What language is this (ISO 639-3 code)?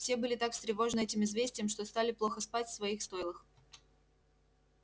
rus